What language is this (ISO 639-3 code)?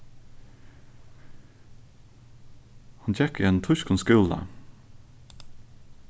fao